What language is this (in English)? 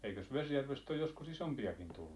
Finnish